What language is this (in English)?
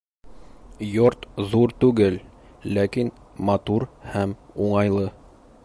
Bashkir